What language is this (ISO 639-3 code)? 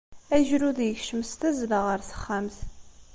kab